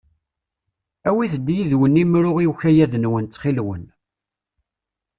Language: Kabyle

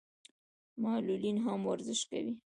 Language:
Pashto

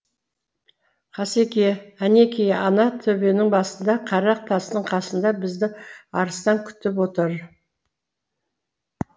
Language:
Kazakh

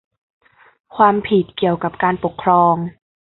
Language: Thai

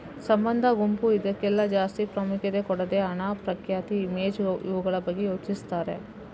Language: Kannada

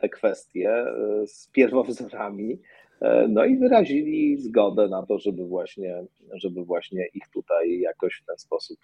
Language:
Polish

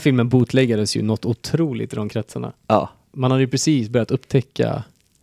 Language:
Swedish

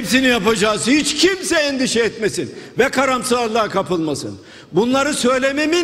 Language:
Turkish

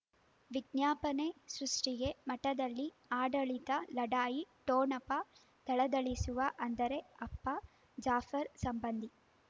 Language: Kannada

